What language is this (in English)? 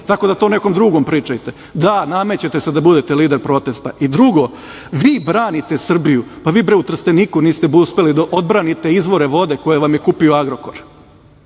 Serbian